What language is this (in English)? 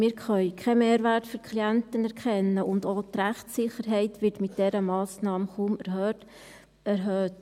Swiss German